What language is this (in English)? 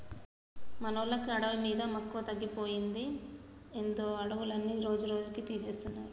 Telugu